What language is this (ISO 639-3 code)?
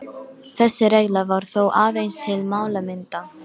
isl